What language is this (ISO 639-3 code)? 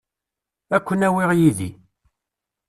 kab